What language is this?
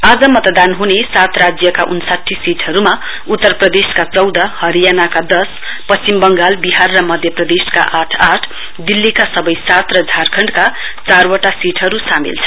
Nepali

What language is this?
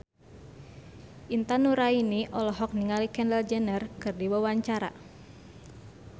Sundanese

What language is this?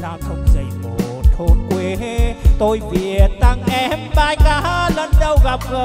Vietnamese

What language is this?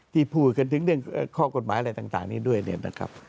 Thai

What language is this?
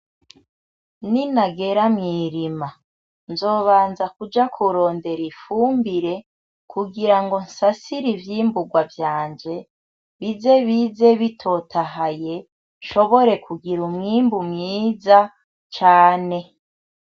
Rundi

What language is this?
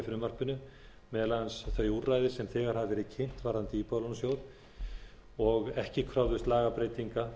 Icelandic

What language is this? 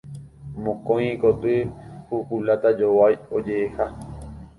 Guarani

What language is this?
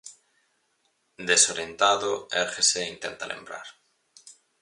Galician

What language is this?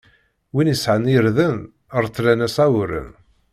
Kabyle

